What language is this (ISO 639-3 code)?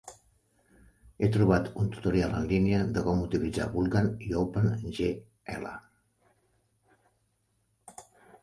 cat